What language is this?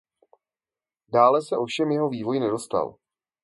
Czech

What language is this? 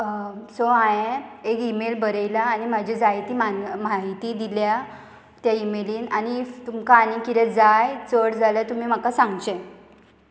Konkani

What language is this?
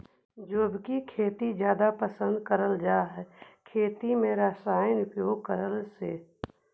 Magahi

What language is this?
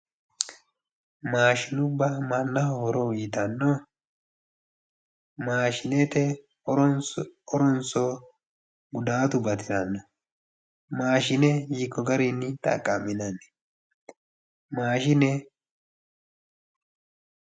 Sidamo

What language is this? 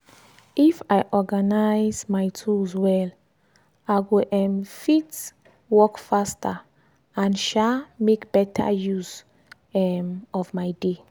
Nigerian Pidgin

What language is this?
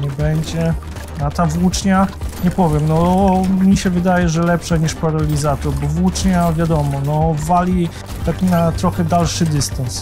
Polish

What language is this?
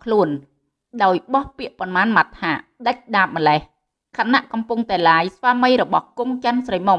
Vietnamese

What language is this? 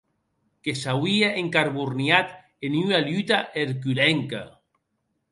Occitan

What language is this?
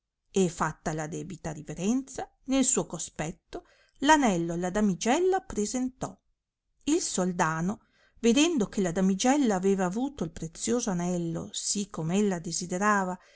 Italian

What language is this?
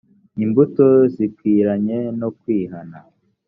Kinyarwanda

